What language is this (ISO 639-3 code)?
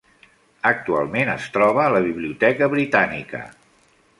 cat